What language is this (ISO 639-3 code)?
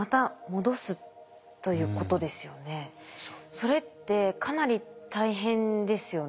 jpn